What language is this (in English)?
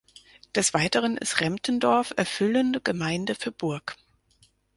German